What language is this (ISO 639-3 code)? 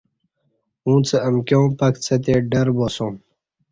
bsh